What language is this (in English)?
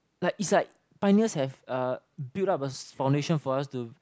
English